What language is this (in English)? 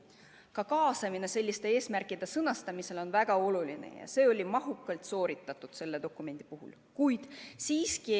Estonian